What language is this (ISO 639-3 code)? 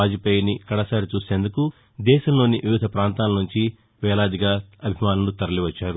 tel